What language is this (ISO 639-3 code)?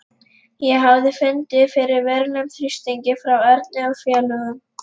isl